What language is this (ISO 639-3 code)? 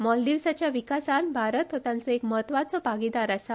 kok